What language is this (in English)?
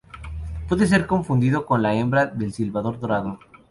Spanish